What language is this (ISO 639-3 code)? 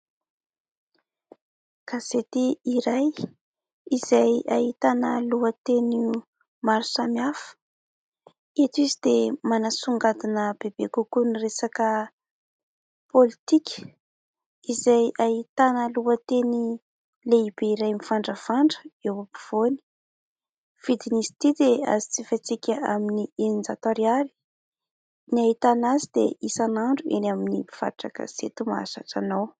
mlg